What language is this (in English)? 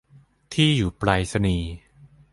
Thai